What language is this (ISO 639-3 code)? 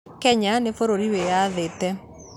kik